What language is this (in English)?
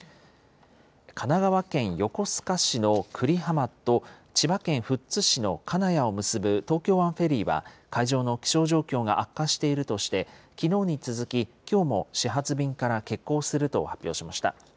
Japanese